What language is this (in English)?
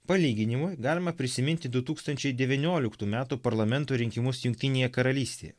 Lithuanian